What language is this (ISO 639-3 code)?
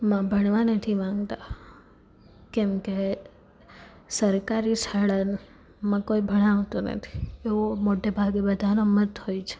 guj